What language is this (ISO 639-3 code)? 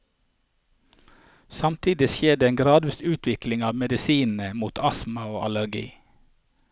nor